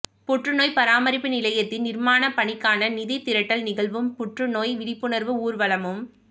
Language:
Tamil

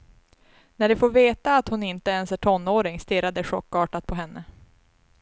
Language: Swedish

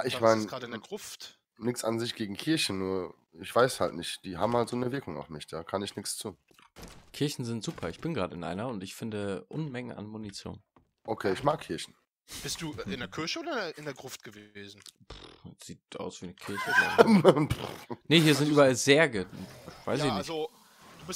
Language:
German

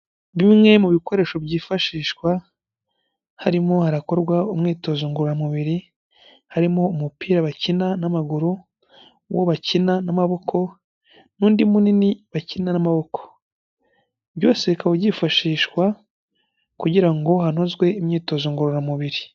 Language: Kinyarwanda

